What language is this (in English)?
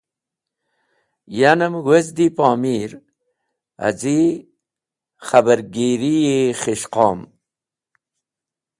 Wakhi